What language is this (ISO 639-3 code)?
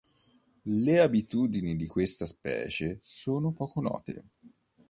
ita